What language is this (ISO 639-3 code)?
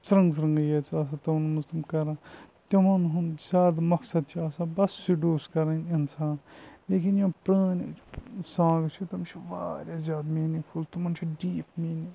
kas